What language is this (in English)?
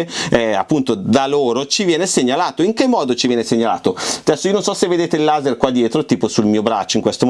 Italian